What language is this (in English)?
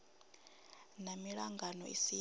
Venda